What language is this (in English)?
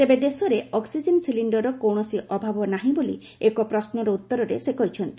Odia